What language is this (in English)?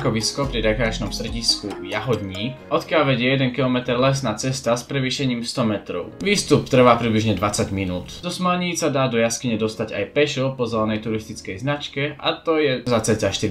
Czech